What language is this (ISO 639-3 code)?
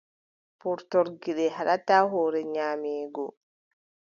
fub